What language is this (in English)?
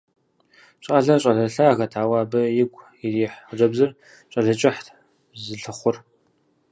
Kabardian